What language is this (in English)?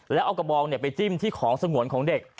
Thai